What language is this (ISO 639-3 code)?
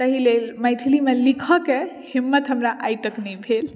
mai